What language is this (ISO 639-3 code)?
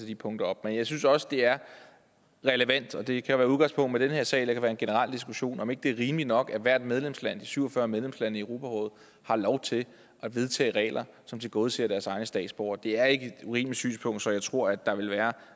dan